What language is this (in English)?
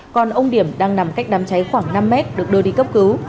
Vietnamese